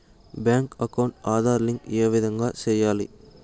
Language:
Telugu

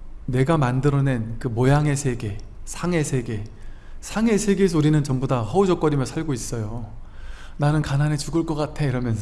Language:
Korean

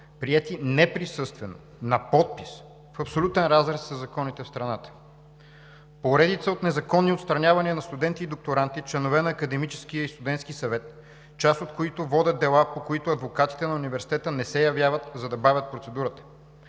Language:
Bulgarian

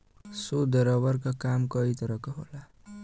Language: Bhojpuri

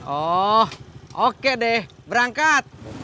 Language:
Indonesian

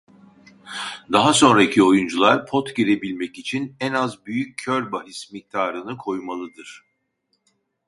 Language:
Turkish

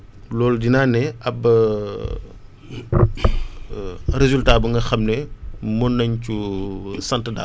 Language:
Wolof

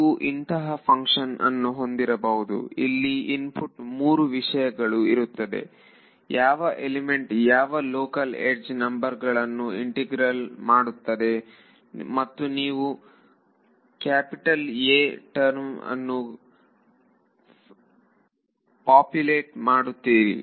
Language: Kannada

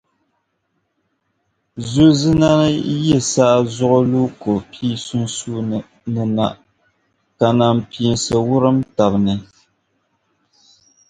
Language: Dagbani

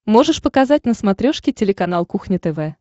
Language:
Russian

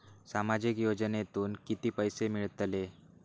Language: Marathi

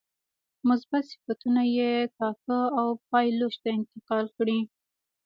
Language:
Pashto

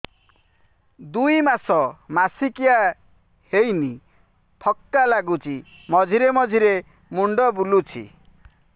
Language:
Odia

